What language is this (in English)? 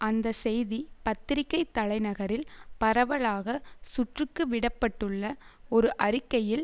Tamil